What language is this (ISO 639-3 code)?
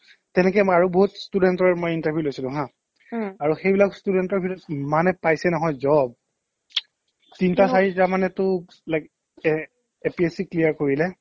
asm